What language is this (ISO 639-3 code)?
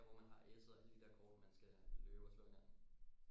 dan